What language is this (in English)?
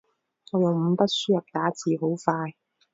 Cantonese